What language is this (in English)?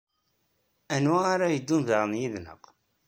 Kabyle